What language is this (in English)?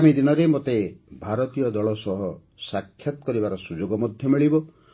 Odia